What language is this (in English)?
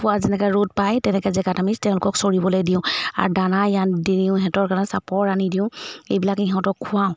Assamese